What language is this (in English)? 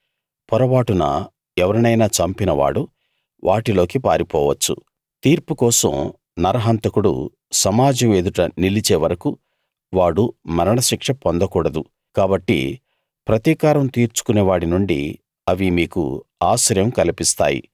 Telugu